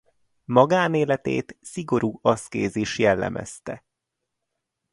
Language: Hungarian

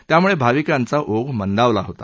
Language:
Marathi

